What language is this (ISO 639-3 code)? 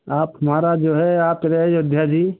hin